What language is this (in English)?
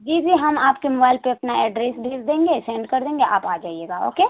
Urdu